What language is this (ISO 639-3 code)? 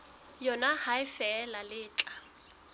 sot